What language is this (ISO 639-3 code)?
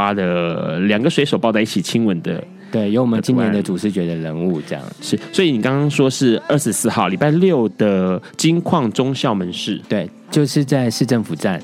zho